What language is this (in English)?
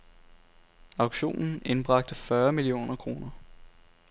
Danish